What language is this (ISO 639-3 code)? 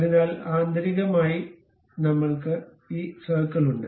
mal